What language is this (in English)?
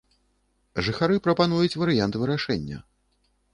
Belarusian